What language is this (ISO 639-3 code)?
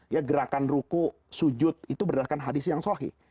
ind